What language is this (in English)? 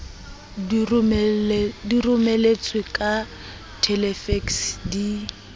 Southern Sotho